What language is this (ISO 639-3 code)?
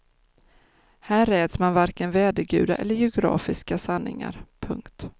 swe